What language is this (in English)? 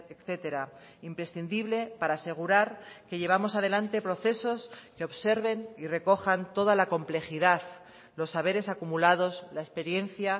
Spanish